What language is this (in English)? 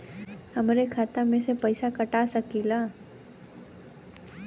Bhojpuri